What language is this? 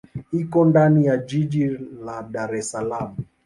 Swahili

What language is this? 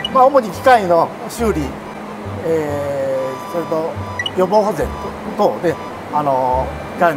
Japanese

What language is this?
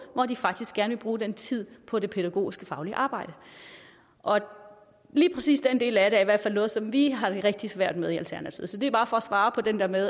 Danish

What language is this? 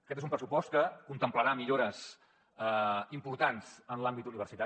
Catalan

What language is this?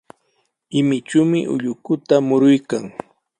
Sihuas Ancash Quechua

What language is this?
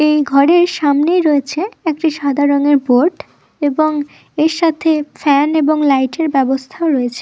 Bangla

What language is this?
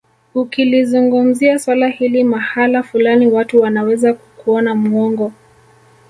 Swahili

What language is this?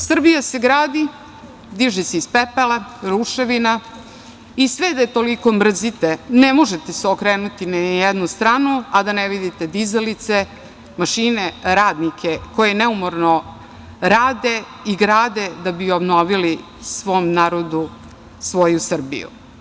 Serbian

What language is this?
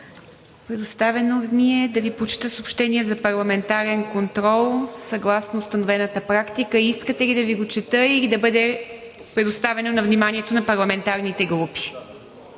Bulgarian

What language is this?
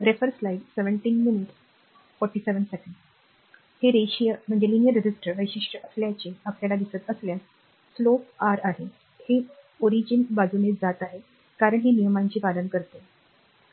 Marathi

